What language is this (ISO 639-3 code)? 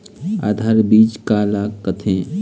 hne